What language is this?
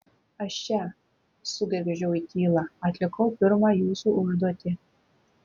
Lithuanian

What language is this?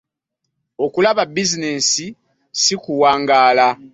Ganda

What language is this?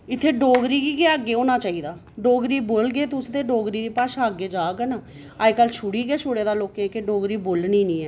Dogri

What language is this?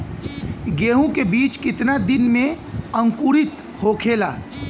Bhojpuri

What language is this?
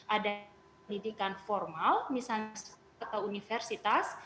Indonesian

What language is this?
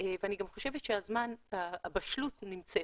Hebrew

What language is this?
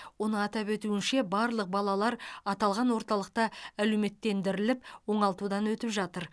Kazakh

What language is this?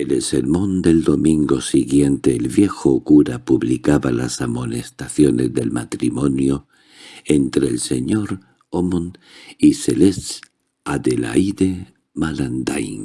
Spanish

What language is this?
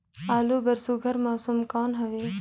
Chhattisgarhi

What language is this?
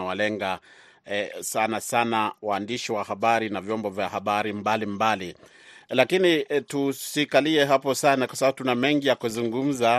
Swahili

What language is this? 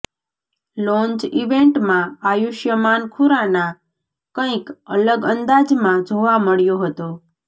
Gujarati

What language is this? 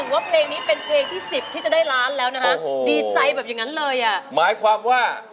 Thai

